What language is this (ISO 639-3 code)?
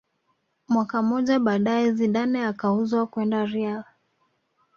swa